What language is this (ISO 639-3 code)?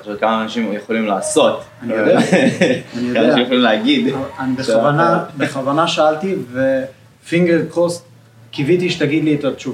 heb